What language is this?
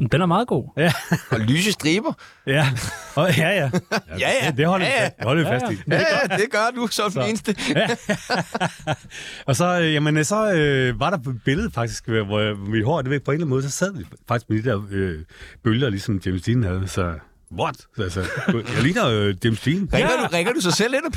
Danish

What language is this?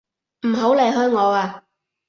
Cantonese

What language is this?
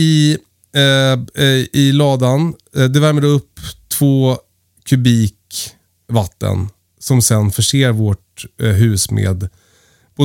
Swedish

